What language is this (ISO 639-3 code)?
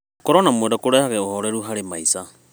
kik